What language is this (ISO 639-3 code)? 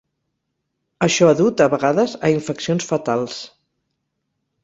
cat